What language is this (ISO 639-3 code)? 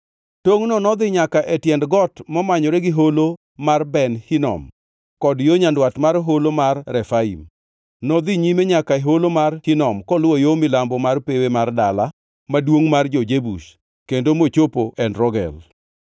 luo